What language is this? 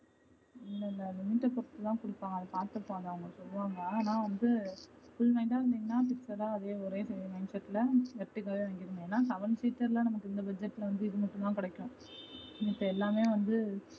Tamil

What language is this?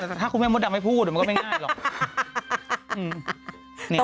Thai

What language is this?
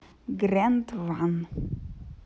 Russian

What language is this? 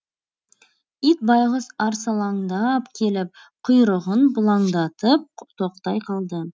Kazakh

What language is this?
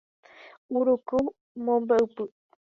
Guarani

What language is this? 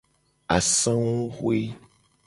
Gen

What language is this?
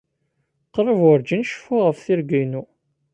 Kabyle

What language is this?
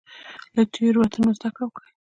Pashto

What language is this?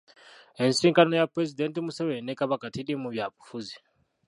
Ganda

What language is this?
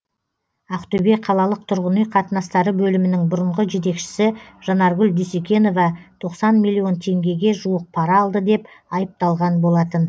Kazakh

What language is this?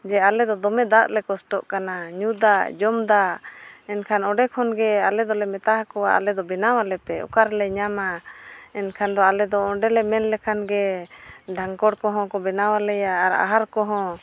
Santali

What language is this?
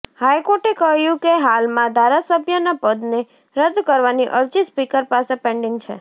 Gujarati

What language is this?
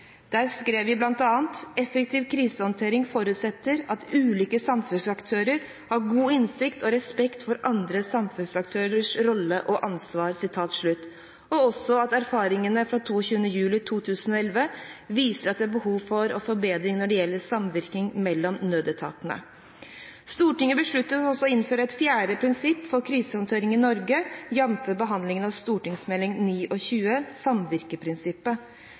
Norwegian Bokmål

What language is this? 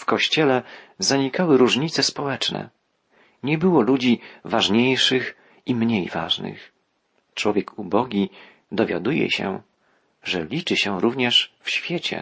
Polish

